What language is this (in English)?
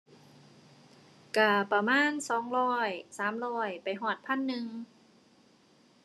Thai